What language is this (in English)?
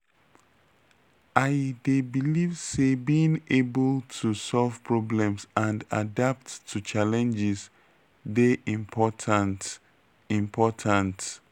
Nigerian Pidgin